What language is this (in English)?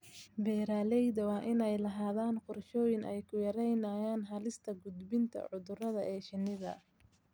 Somali